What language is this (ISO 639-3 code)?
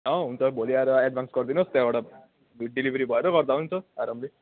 nep